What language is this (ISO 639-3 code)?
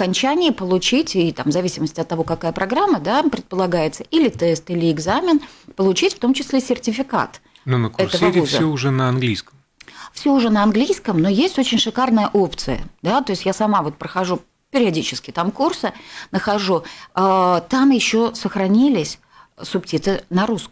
rus